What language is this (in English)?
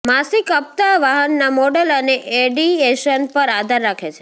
Gujarati